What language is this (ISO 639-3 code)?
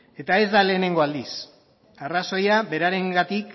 eus